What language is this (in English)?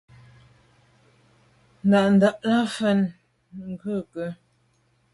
Medumba